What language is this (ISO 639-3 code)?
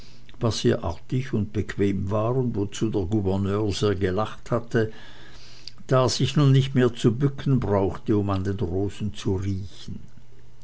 deu